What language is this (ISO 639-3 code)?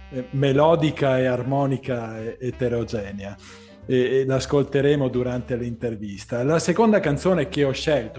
ita